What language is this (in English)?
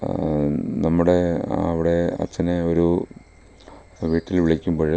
Malayalam